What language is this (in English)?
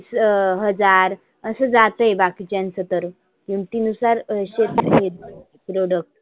Marathi